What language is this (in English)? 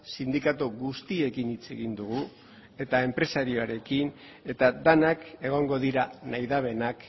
Basque